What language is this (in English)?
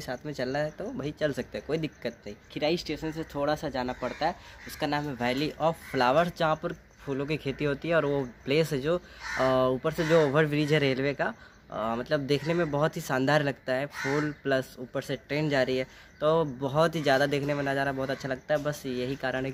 Hindi